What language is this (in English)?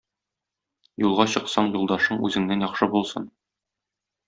Tatar